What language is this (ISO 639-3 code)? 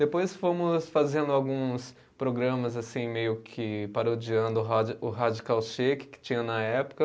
por